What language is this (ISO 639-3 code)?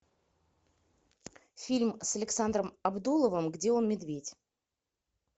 rus